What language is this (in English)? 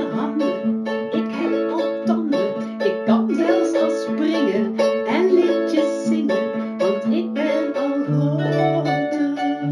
Dutch